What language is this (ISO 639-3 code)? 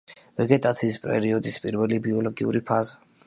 kat